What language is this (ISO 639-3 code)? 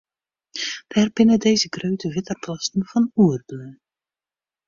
fry